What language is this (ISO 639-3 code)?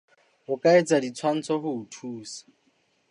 sot